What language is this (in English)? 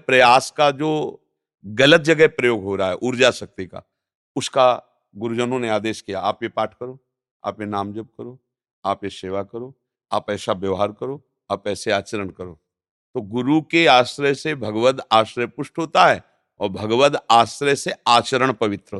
Hindi